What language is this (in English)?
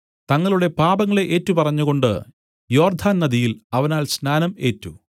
Malayalam